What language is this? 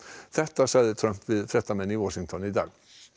Icelandic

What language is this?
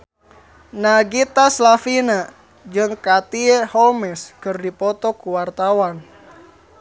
Sundanese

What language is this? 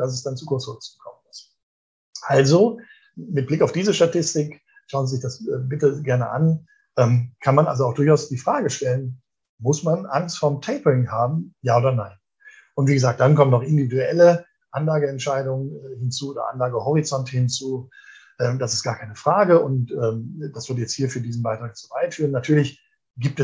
German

